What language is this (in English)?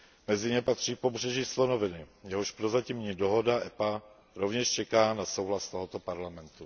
Czech